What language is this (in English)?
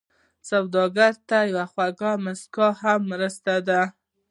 Pashto